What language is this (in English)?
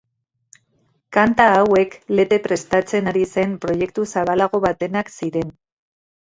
Basque